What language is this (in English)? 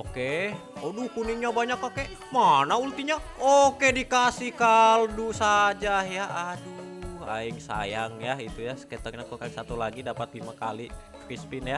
Indonesian